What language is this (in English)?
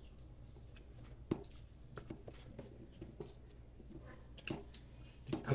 Indonesian